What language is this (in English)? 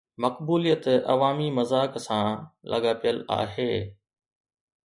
Sindhi